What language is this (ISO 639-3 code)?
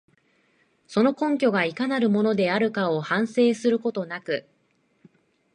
jpn